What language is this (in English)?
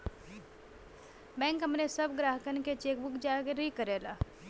Bhojpuri